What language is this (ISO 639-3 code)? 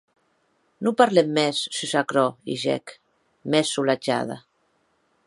oci